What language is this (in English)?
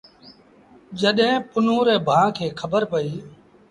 Sindhi Bhil